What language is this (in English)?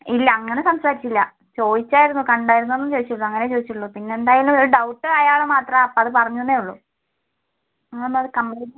Malayalam